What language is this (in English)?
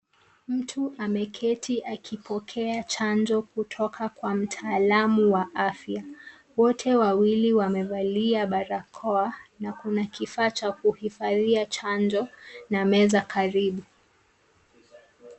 Swahili